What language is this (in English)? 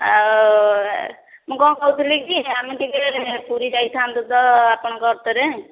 Odia